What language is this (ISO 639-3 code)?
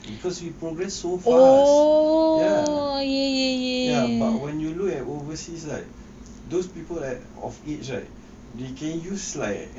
eng